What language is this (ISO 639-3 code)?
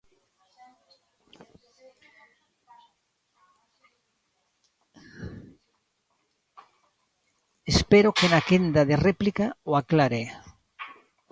glg